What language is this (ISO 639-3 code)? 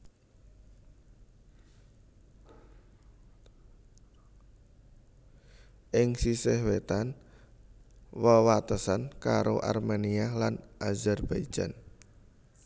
jav